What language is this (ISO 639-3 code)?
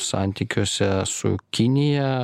lit